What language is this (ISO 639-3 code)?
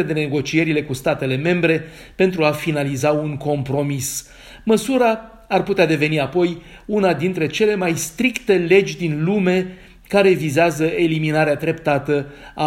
ron